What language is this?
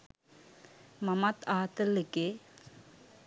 Sinhala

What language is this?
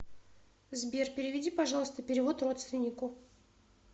Russian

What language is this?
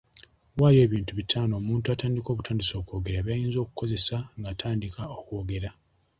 Ganda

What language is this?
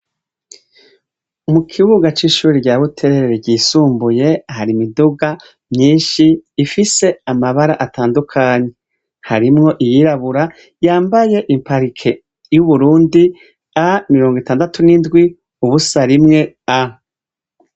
Rundi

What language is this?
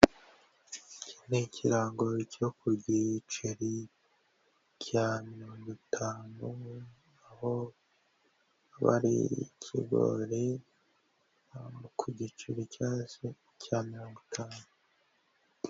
Kinyarwanda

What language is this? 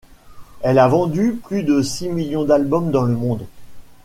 French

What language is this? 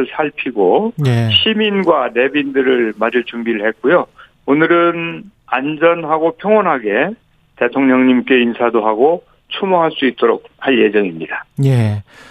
Korean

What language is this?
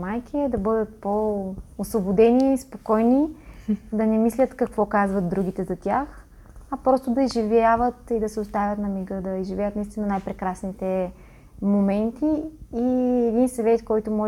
Bulgarian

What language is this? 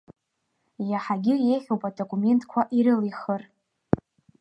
Abkhazian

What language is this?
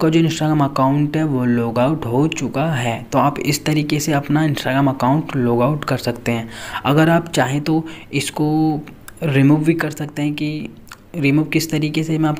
Hindi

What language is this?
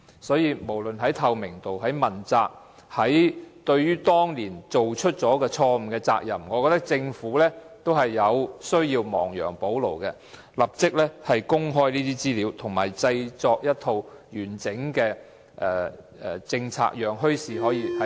Cantonese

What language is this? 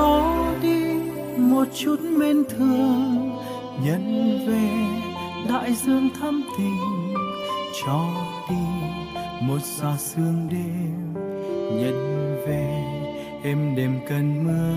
Vietnamese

